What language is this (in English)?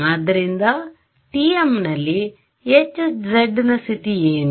Kannada